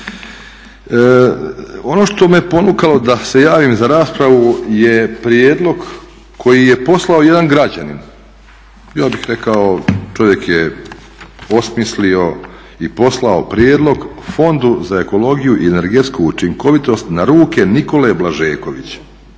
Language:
Croatian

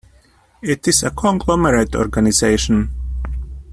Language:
English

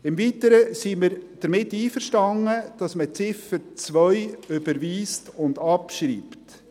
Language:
Swiss German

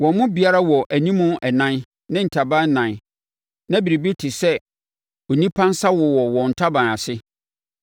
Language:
Akan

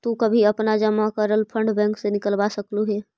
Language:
Magahi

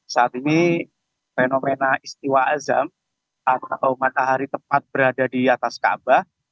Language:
Indonesian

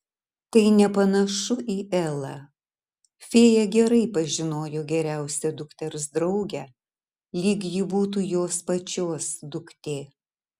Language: Lithuanian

